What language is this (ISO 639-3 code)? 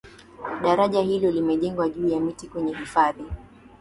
swa